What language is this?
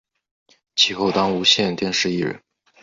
Chinese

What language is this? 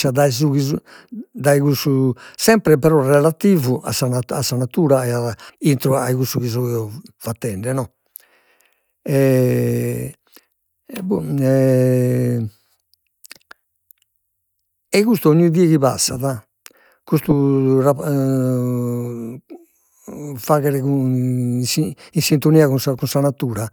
Sardinian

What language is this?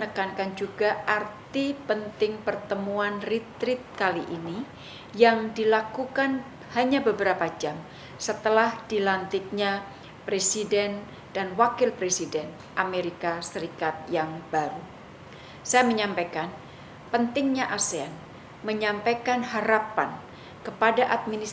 Indonesian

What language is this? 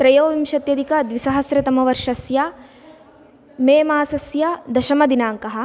Sanskrit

